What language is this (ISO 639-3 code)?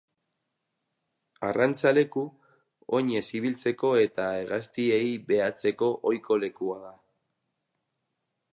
eus